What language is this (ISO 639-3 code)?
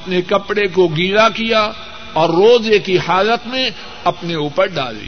urd